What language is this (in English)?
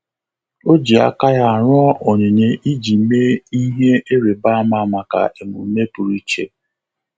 Igbo